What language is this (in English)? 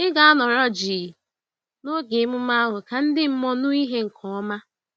Igbo